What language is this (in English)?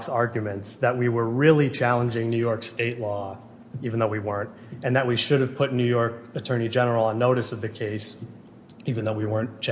English